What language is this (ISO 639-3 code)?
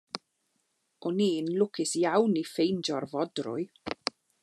cym